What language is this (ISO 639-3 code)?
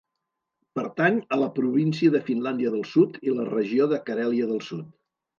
cat